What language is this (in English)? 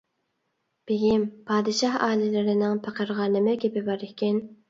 Uyghur